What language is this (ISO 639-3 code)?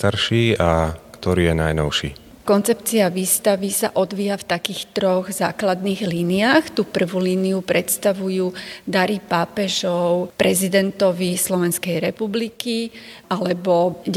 slk